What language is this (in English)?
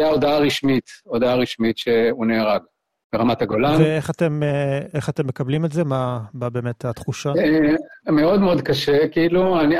Hebrew